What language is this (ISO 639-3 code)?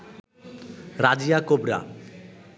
ben